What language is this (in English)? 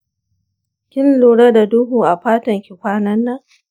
Hausa